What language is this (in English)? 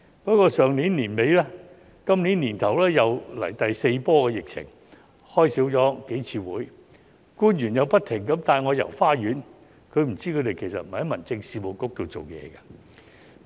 Cantonese